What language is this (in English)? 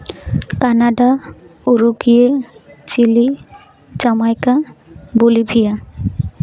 Santali